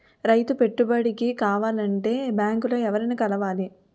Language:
Telugu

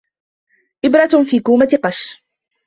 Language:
Arabic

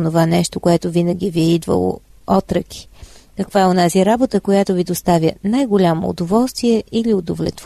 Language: Bulgarian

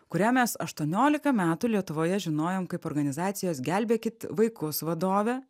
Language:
Lithuanian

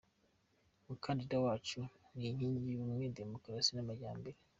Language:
Kinyarwanda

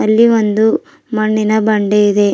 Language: Kannada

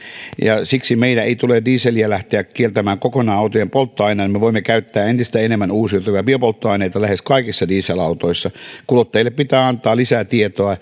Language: Finnish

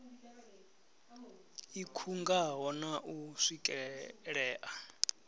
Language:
Venda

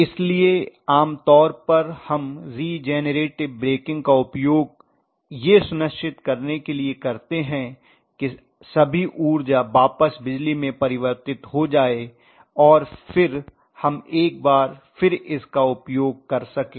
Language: Hindi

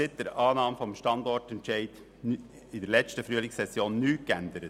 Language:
Swiss German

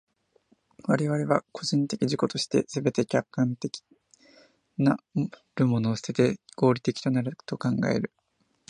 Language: Japanese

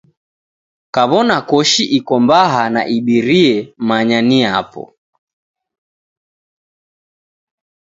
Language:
Taita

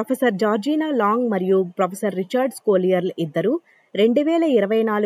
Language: Telugu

